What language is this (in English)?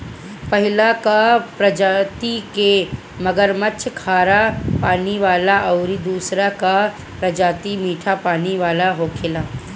Bhojpuri